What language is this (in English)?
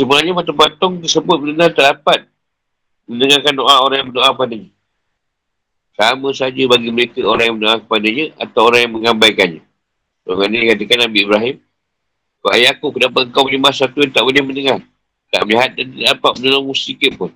Malay